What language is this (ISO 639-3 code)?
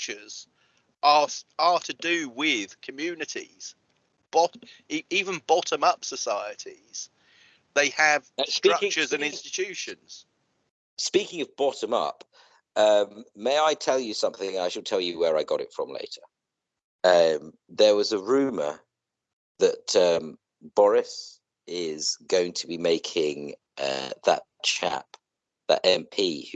eng